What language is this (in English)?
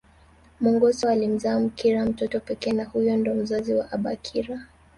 Swahili